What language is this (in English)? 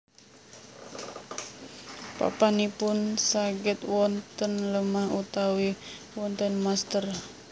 Javanese